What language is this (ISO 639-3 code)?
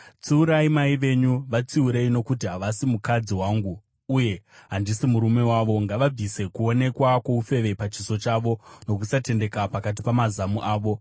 sna